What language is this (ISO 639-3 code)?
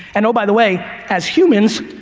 eng